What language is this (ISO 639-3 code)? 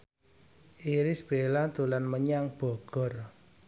jav